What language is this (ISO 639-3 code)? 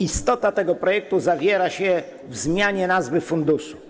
pol